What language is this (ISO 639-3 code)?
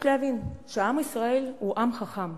heb